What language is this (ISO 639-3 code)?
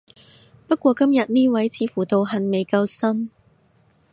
yue